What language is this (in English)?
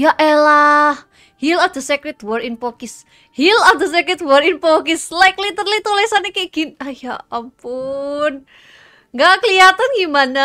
Indonesian